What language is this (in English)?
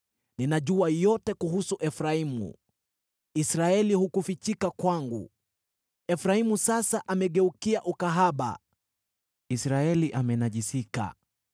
Swahili